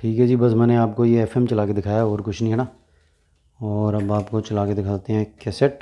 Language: Hindi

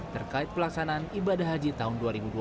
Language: Indonesian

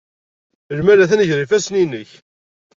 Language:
Kabyle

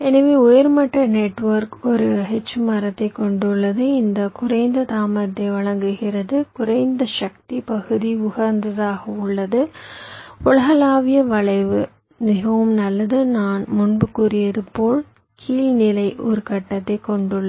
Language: Tamil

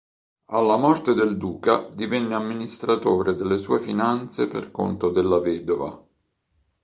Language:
Italian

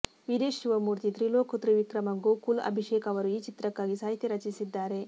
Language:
Kannada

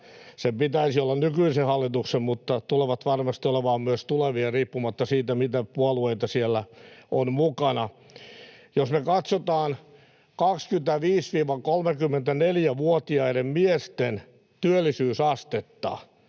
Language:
Finnish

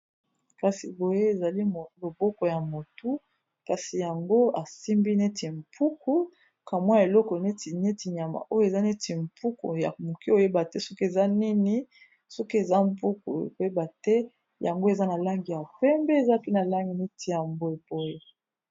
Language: Lingala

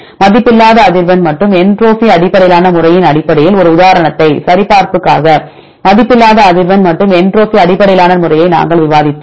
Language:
Tamil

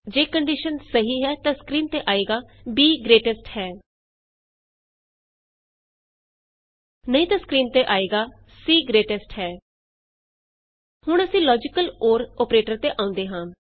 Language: Punjabi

